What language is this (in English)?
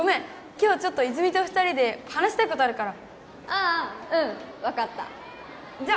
Japanese